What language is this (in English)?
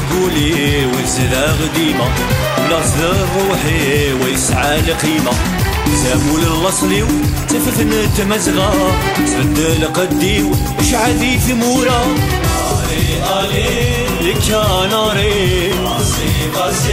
Arabic